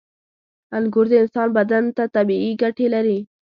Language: Pashto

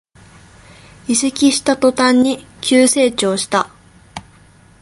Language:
Japanese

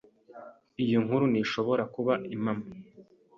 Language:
Kinyarwanda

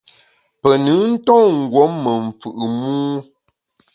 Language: Bamun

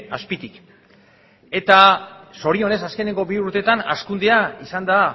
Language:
Basque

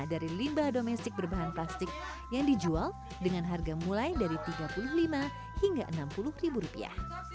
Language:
Indonesian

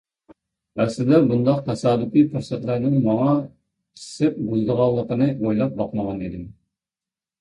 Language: Uyghur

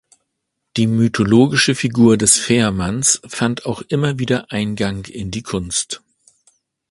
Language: German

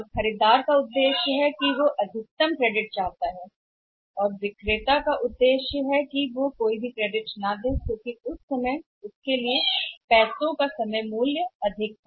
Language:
Hindi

